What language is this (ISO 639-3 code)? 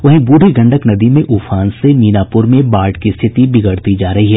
hin